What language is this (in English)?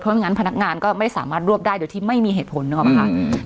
Thai